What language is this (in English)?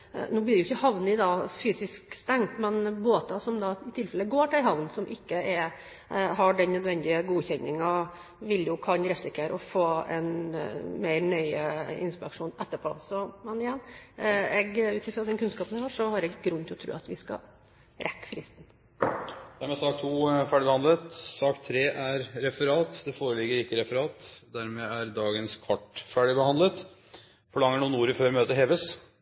Norwegian